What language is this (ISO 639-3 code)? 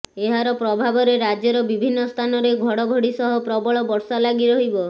ori